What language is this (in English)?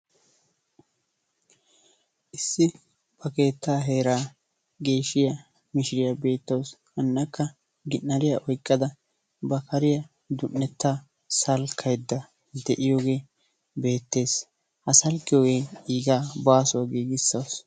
Wolaytta